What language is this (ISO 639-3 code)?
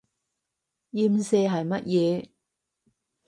yue